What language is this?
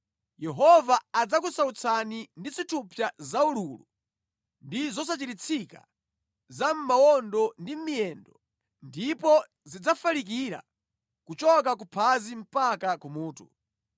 Nyanja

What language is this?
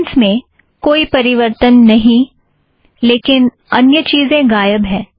Hindi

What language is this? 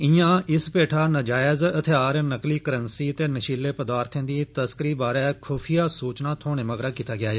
Dogri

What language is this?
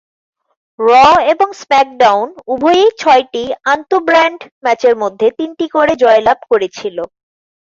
Bangla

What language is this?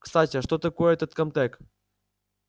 Russian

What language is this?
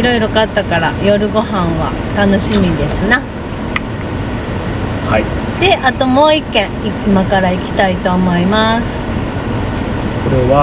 Japanese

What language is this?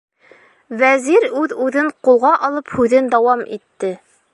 Bashkir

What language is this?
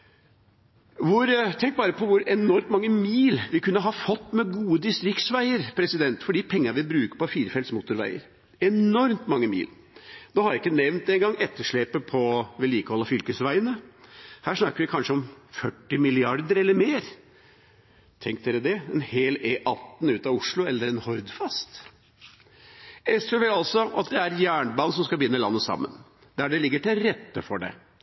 Norwegian Bokmål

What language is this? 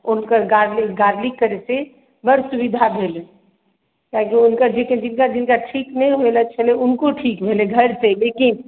Maithili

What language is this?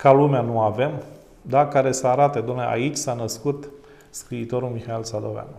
Romanian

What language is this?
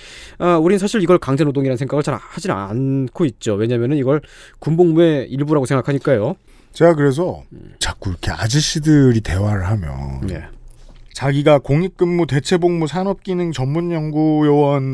Korean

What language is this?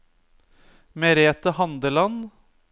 Norwegian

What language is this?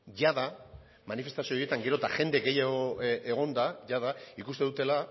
Basque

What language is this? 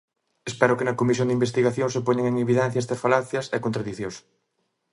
Galician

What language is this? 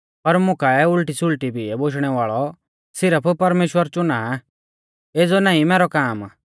Mahasu Pahari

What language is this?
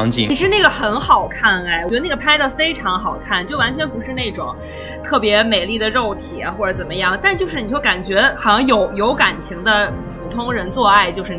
Chinese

